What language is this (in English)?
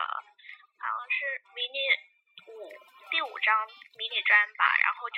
Chinese